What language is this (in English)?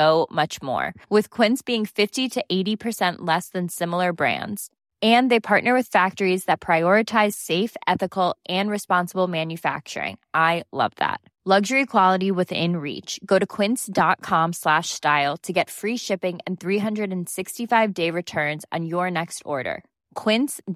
Swedish